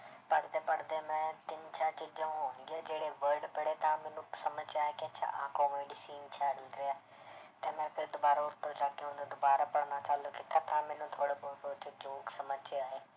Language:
Punjabi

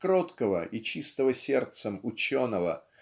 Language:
Russian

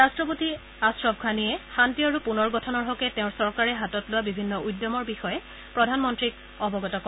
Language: Assamese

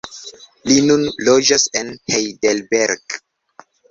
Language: Esperanto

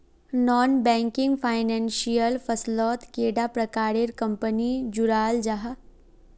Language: Magahi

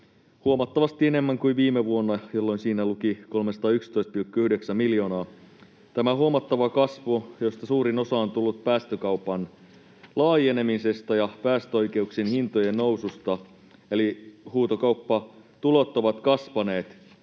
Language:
Finnish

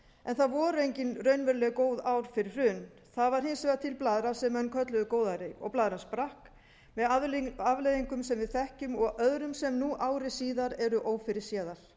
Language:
Icelandic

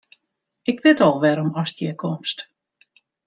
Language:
Western Frisian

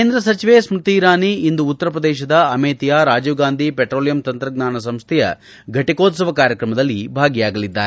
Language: Kannada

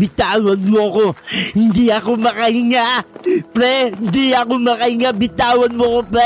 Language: Filipino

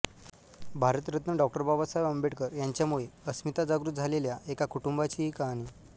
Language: Marathi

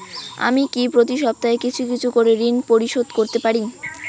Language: Bangla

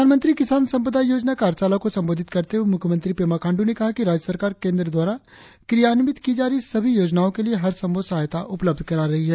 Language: Hindi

